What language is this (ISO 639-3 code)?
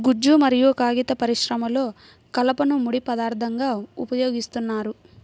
tel